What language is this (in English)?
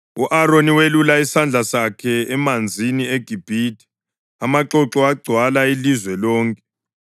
North Ndebele